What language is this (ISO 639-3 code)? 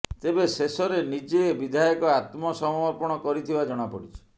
ori